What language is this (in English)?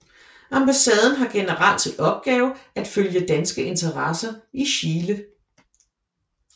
Danish